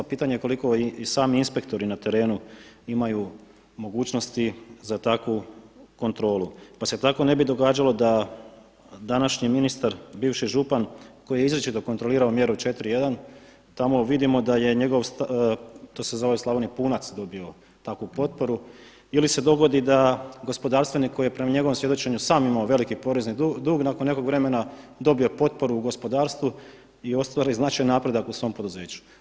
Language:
Croatian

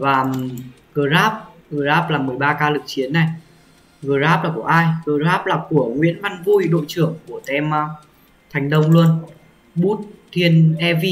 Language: Vietnamese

